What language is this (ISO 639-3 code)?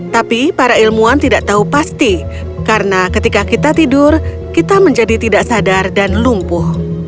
ind